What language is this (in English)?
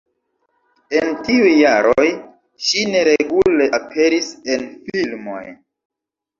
Esperanto